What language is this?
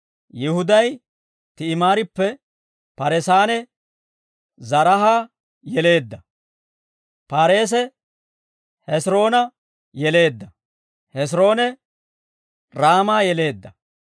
Dawro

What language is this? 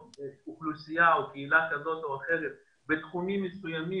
Hebrew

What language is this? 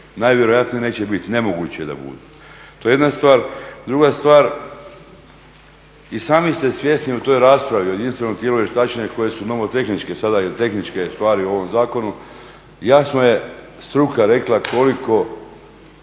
Croatian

